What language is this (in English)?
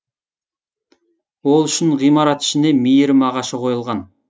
Kazakh